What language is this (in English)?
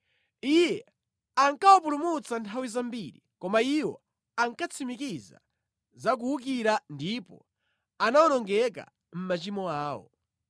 Nyanja